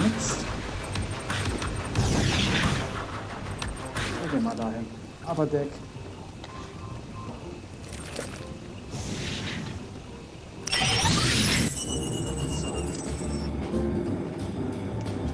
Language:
German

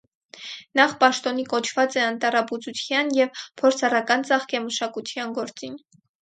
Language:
Armenian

